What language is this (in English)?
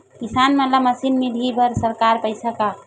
Chhattisgarhi